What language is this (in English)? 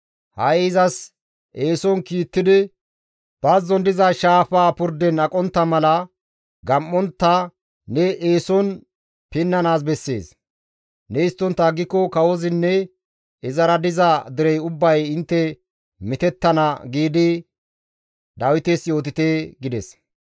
Gamo